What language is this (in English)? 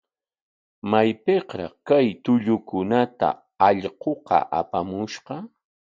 Corongo Ancash Quechua